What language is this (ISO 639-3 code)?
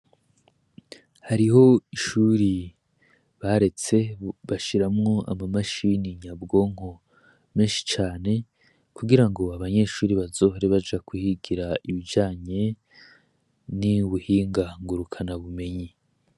run